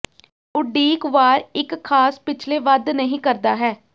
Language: Punjabi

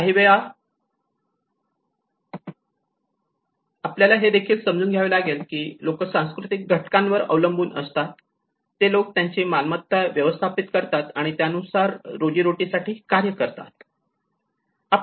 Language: Marathi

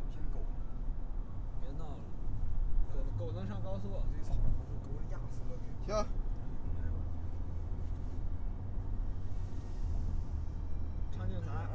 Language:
Chinese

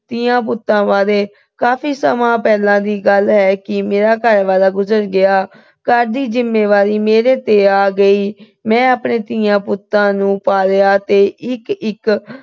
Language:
Punjabi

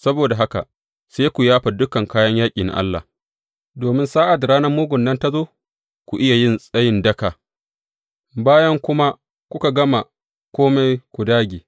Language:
Hausa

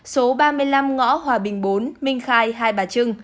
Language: Vietnamese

